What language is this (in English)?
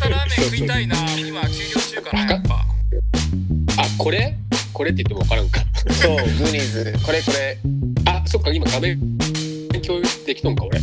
Japanese